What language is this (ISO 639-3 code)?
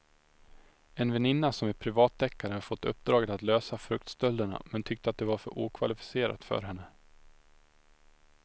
swe